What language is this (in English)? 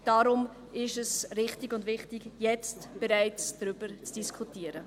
Swiss German